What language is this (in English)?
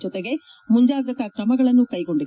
Kannada